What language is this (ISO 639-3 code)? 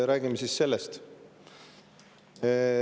est